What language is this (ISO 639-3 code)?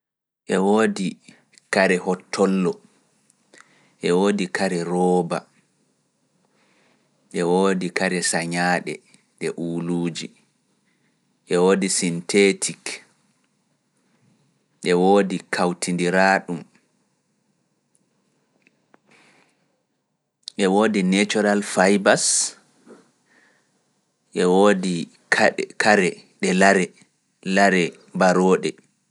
ful